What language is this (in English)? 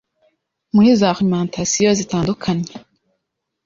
Kinyarwanda